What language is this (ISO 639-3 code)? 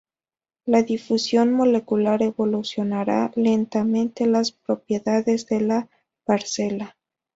spa